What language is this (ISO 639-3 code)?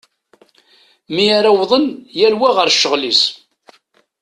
kab